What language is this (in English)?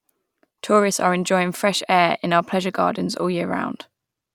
English